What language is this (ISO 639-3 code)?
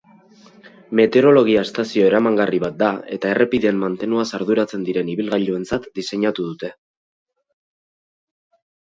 eus